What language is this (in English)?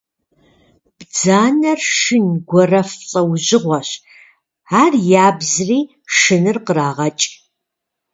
Kabardian